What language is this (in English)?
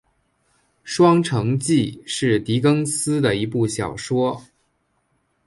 Chinese